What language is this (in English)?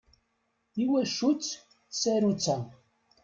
Kabyle